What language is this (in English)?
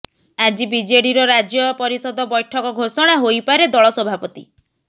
Odia